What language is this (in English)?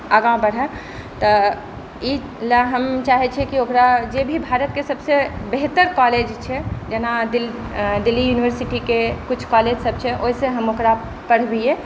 Maithili